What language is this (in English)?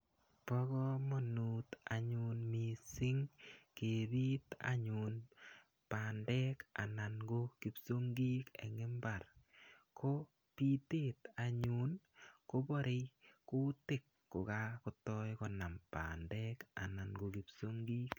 Kalenjin